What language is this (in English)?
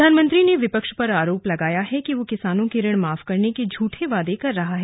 Hindi